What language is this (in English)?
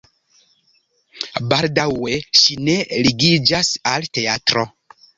Esperanto